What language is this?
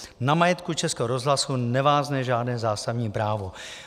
Czech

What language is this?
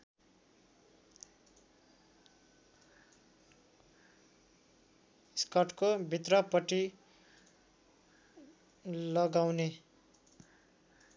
Nepali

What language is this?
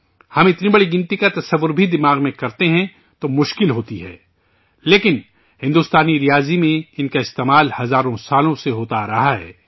Urdu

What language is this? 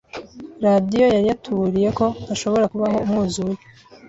Kinyarwanda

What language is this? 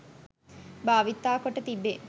Sinhala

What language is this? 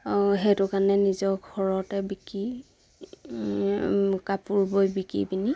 Assamese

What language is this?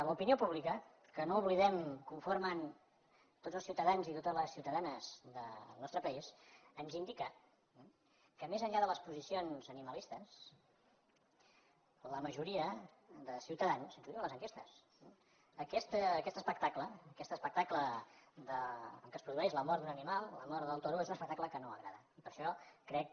Catalan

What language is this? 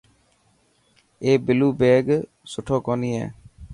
Dhatki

